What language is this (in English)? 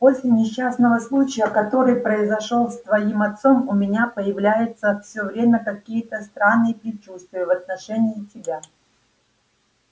Russian